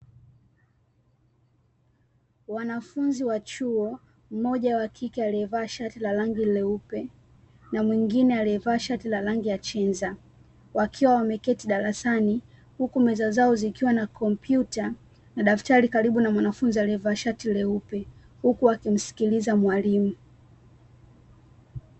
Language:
Swahili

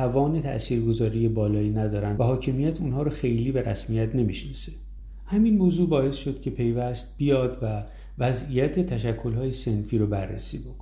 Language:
Persian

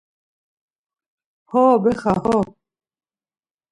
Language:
Laz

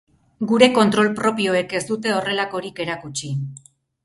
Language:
Basque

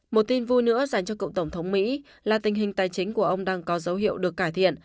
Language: Vietnamese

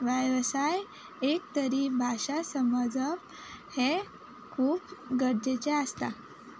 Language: Konkani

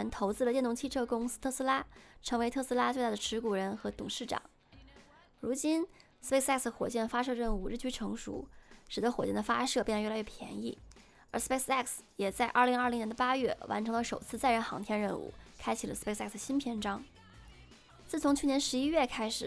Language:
Chinese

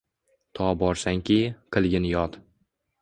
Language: Uzbek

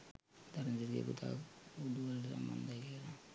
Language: Sinhala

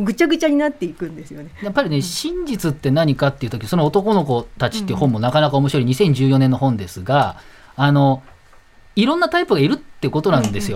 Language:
Japanese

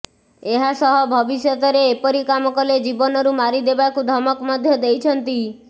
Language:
Odia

